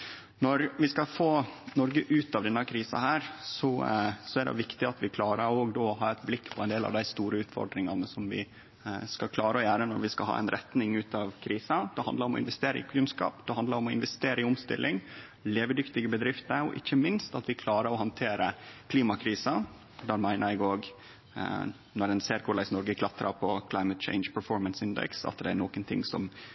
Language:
Norwegian Nynorsk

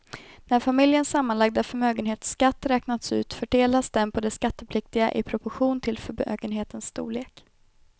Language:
Swedish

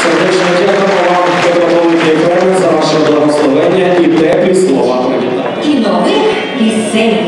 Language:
Ukrainian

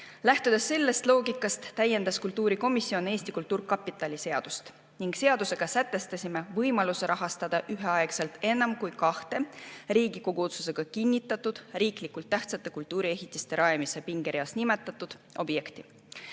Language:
Estonian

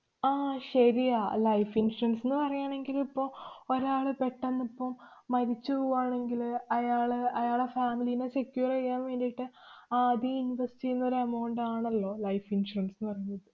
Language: Malayalam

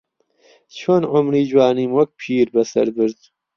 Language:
Central Kurdish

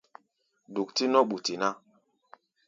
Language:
Gbaya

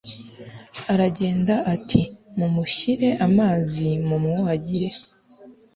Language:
Kinyarwanda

